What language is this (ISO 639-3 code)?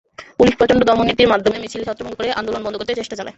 ben